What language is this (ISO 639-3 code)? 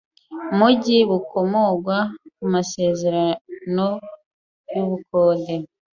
kin